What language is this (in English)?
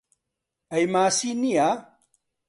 Central Kurdish